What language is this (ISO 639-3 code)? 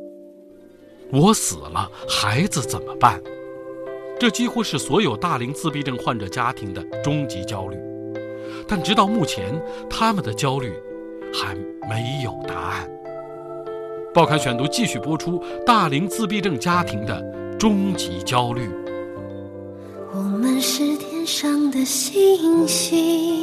zho